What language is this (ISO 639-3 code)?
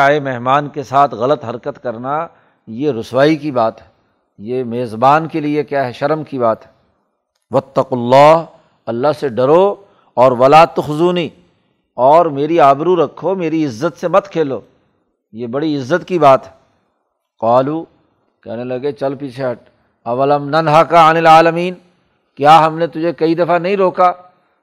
urd